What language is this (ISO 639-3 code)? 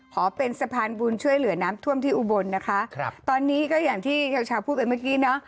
tha